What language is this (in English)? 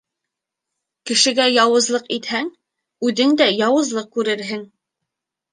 Bashkir